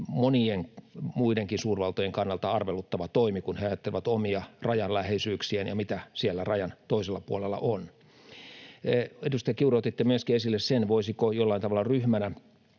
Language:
Finnish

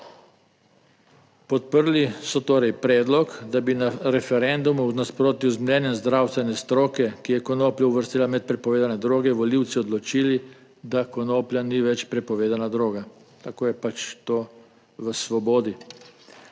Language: Slovenian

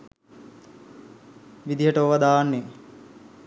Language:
Sinhala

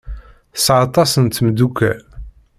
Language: Kabyle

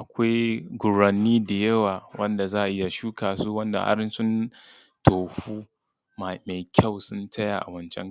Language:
Hausa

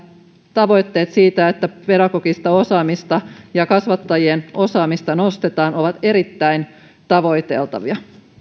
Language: Finnish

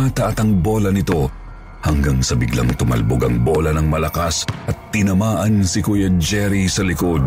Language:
Filipino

